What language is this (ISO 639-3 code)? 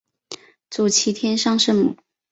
zho